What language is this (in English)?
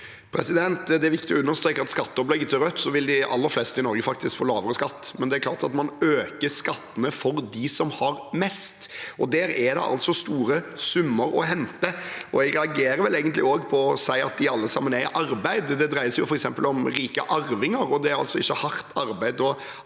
Norwegian